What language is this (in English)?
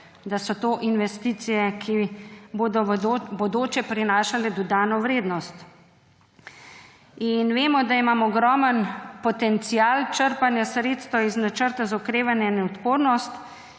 Slovenian